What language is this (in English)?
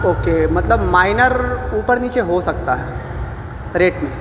Urdu